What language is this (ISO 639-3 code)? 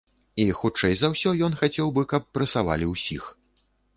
bel